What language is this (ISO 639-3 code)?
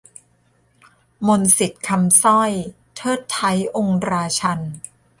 tha